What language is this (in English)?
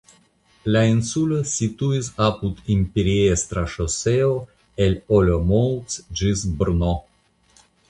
Esperanto